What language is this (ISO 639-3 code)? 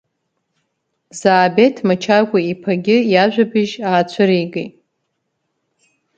abk